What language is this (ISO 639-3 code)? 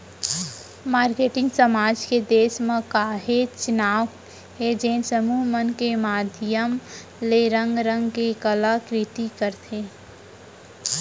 hne